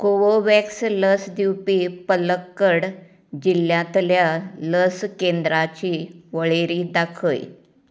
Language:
Konkani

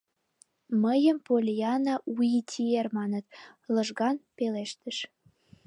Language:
Mari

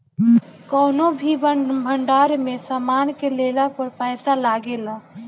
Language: Bhojpuri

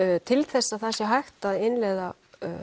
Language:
Icelandic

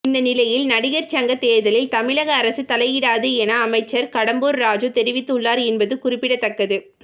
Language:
Tamil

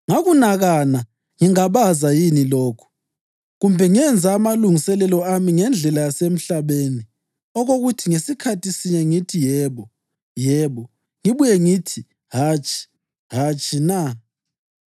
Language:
North Ndebele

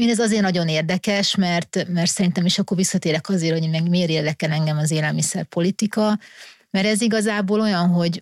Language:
Hungarian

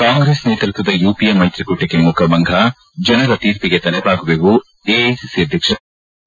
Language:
Kannada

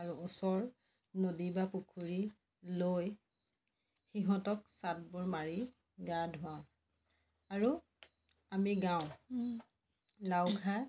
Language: Assamese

